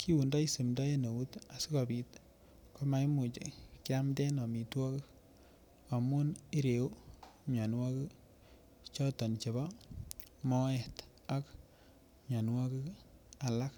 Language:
Kalenjin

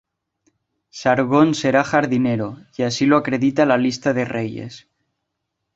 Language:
Spanish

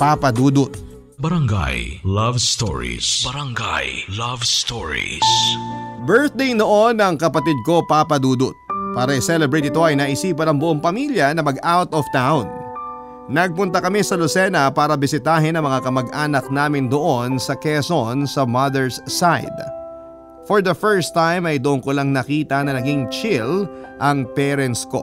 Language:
Filipino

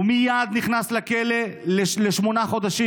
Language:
Hebrew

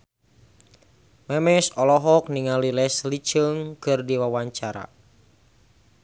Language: Sundanese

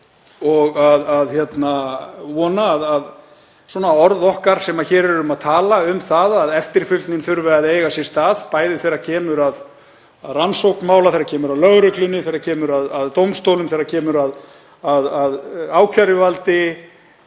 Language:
Icelandic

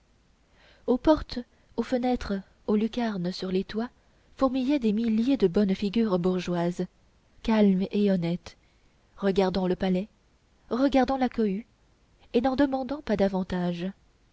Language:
French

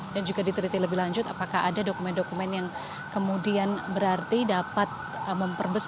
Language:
Indonesian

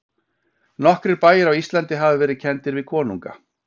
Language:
Icelandic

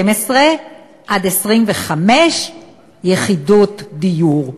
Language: Hebrew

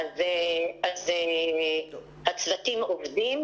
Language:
Hebrew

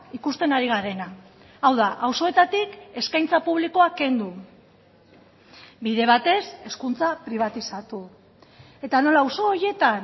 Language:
Basque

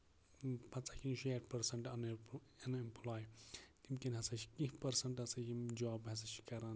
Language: Kashmiri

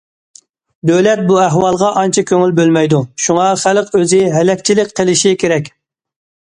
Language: Uyghur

